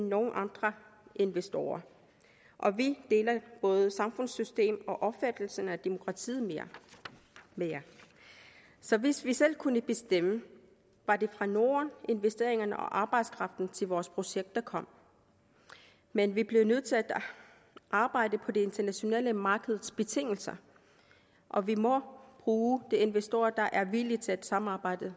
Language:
Danish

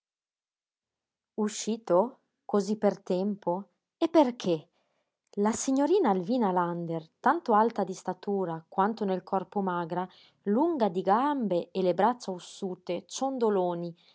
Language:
Italian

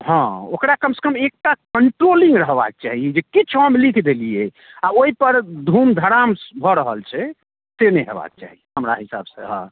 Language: Maithili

